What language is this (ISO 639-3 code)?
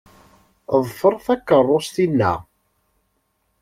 kab